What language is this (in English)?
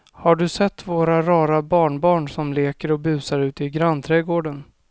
Swedish